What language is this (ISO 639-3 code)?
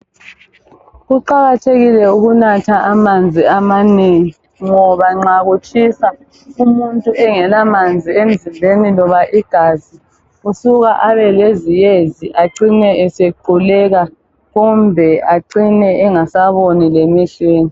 nde